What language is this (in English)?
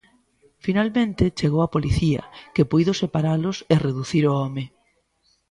Galician